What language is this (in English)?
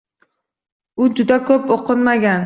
Uzbek